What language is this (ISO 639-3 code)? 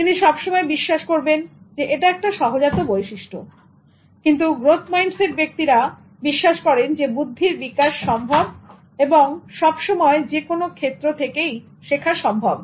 ben